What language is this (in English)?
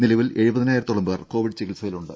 Malayalam